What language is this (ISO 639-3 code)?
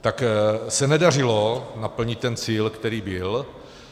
ces